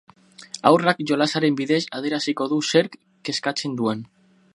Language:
Basque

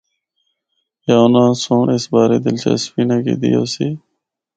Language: Northern Hindko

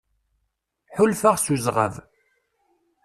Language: Kabyle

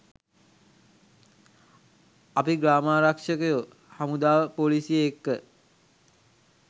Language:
Sinhala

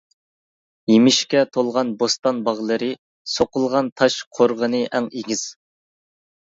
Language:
Uyghur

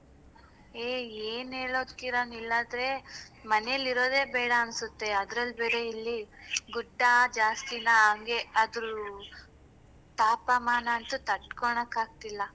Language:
Kannada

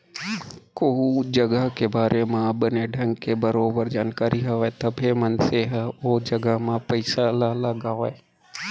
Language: Chhattisgarhi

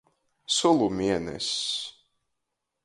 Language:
Latgalian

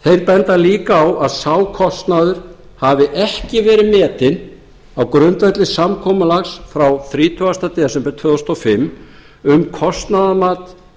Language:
Icelandic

